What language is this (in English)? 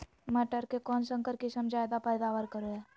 Magahi